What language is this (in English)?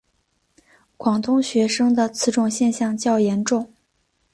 Chinese